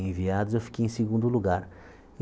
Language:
Portuguese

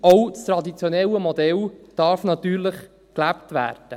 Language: Swiss German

